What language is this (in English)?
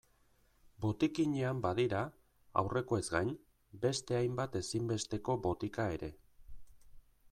Basque